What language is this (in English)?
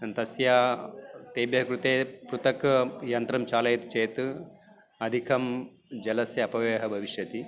Sanskrit